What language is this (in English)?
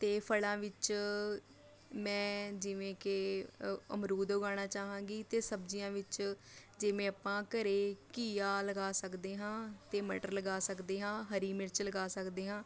Punjabi